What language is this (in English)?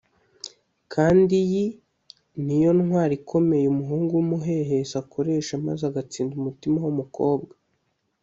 Kinyarwanda